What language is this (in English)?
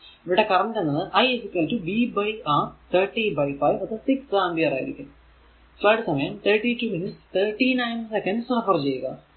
Malayalam